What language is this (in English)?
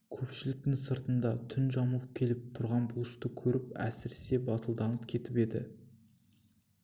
Kazakh